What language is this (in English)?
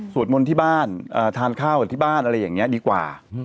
Thai